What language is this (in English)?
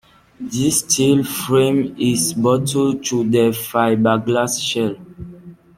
English